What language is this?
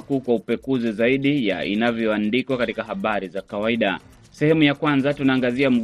Swahili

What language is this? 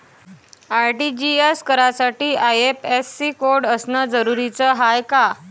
Marathi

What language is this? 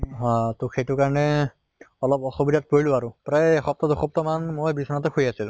Assamese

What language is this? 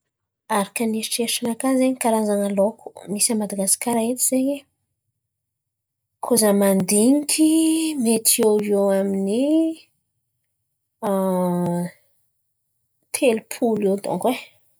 Antankarana Malagasy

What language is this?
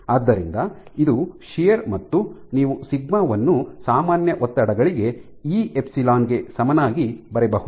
Kannada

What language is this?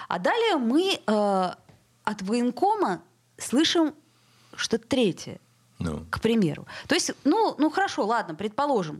Russian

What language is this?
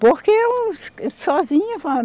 Portuguese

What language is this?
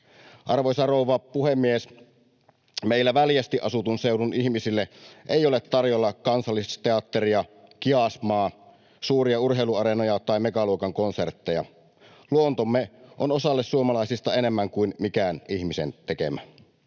Finnish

